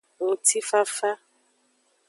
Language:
Aja (Benin)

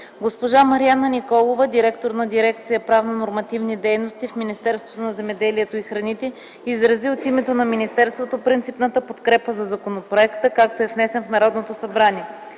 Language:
Bulgarian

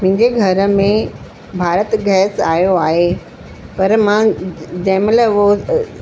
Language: Sindhi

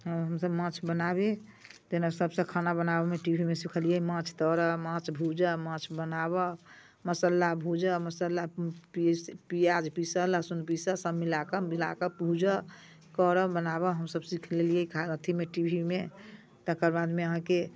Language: Maithili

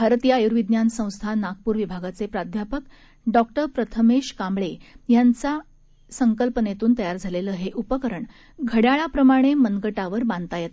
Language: Marathi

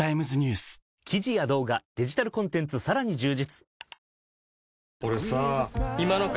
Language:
Japanese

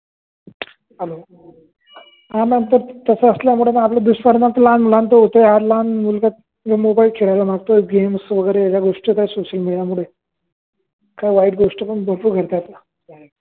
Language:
Marathi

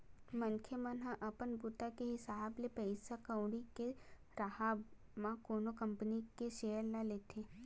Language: Chhattisgarhi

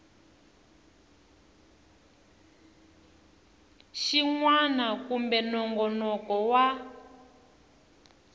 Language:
Tsonga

